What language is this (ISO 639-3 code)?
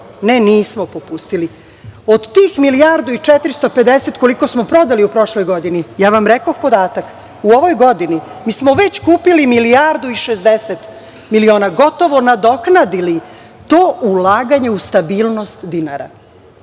srp